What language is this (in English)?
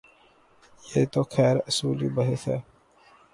Urdu